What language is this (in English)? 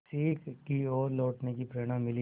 Hindi